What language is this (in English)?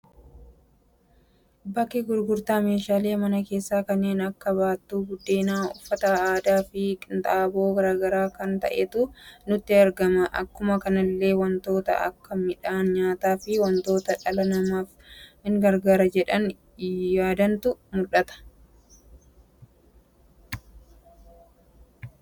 Oromo